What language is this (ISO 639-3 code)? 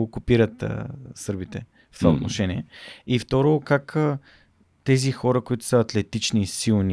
bul